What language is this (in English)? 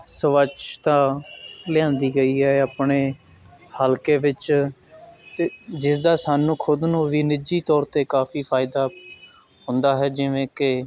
Punjabi